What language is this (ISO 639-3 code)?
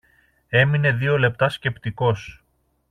ell